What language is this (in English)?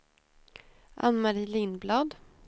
Swedish